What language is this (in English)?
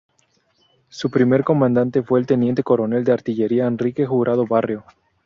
Spanish